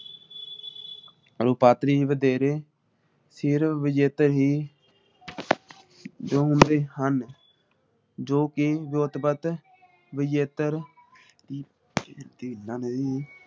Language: Punjabi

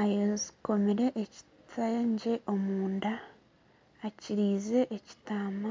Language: Nyankole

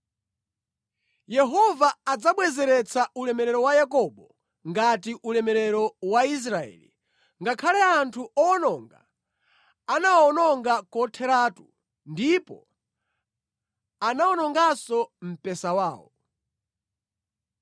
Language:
Nyanja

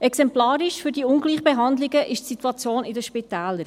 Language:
Swiss German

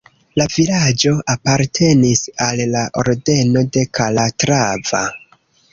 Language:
Esperanto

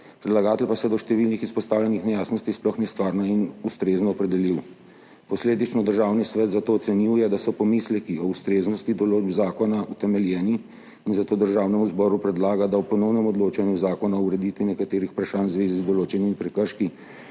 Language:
Slovenian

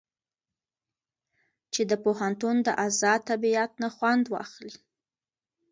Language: Pashto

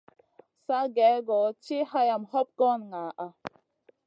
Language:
Masana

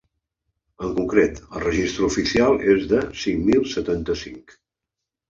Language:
Catalan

